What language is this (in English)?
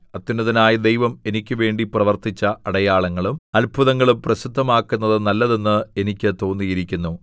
Malayalam